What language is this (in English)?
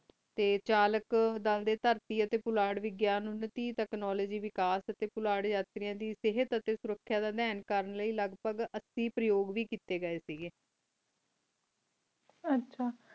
Punjabi